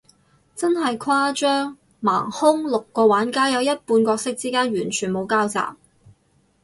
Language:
Cantonese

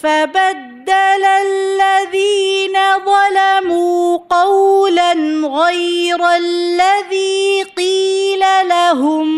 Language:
Arabic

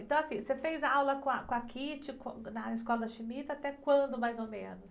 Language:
Portuguese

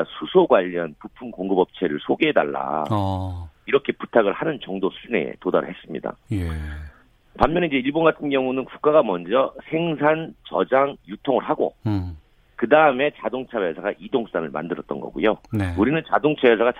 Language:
Korean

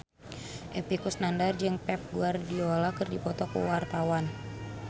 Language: Sundanese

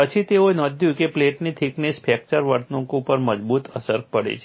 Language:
Gujarati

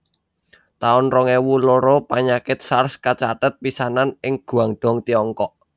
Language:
Javanese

